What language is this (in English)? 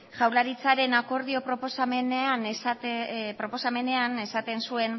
Basque